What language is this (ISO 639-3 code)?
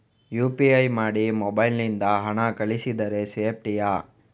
kan